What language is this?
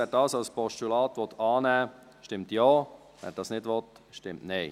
Swiss German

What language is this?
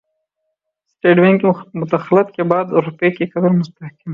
Urdu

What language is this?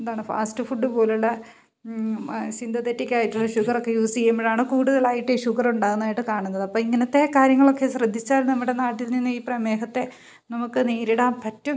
Malayalam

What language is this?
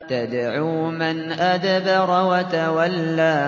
Arabic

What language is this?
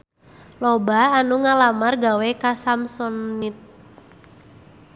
Sundanese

